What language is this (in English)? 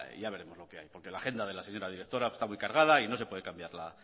Spanish